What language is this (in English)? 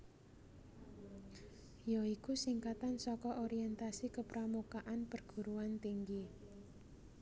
Javanese